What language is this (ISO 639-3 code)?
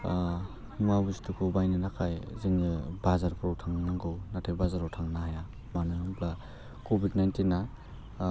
brx